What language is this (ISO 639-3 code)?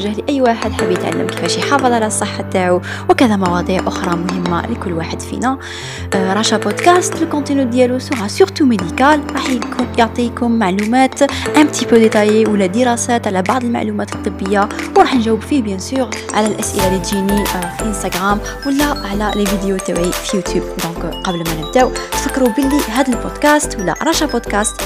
ara